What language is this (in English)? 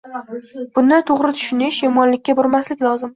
Uzbek